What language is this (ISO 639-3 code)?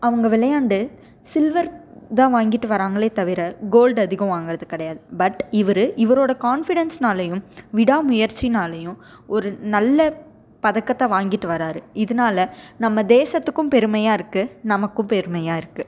tam